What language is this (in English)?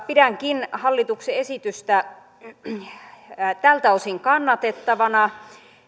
Finnish